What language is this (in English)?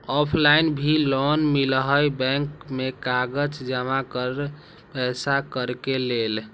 Magahi